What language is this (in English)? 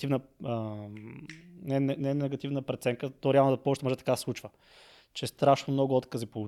Bulgarian